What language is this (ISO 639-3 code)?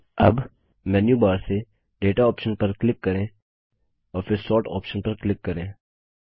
hin